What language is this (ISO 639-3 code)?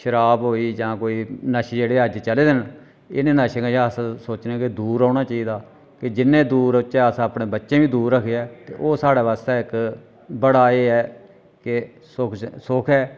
doi